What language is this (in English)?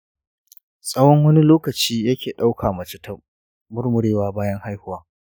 Hausa